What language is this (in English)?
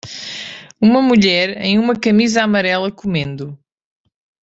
Portuguese